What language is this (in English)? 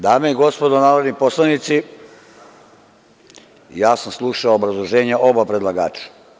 Serbian